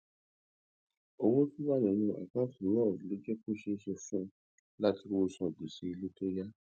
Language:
Yoruba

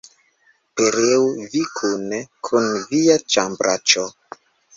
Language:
Esperanto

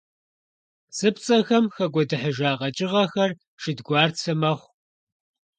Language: Kabardian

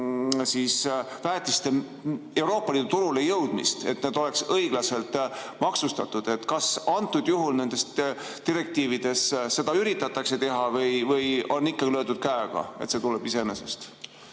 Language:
Estonian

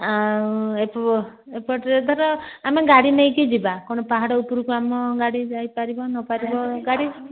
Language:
Odia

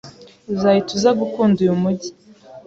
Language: Kinyarwanda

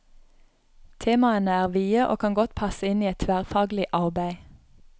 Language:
Norwegian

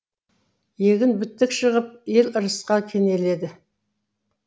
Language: Kazakh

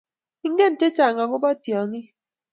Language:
Kalenjin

